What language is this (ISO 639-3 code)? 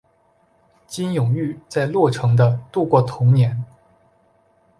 zho